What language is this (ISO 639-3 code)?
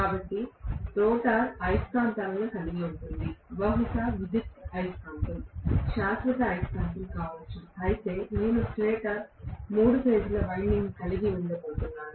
tel